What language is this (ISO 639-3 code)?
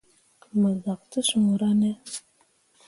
mua